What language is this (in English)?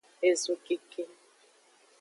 Aja (Benin)